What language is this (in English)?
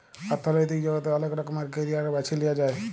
Bangla